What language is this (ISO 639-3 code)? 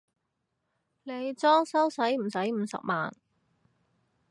yue